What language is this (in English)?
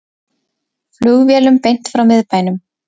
Icelandic